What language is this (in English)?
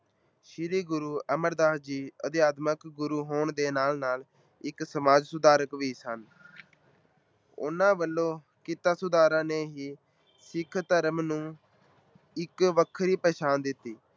Punjabi